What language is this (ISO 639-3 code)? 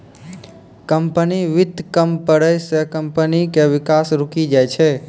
mai